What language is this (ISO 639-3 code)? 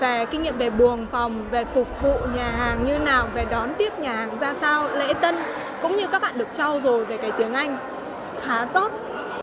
vie